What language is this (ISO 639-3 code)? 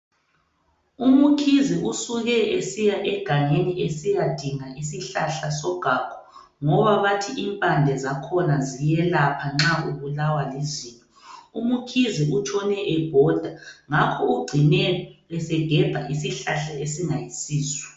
nde